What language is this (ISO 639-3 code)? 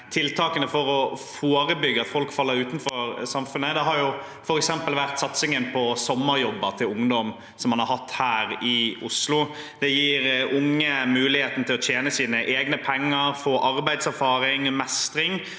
nor